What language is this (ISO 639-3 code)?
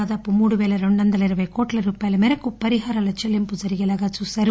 tel